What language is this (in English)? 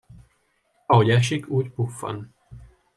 Hungarian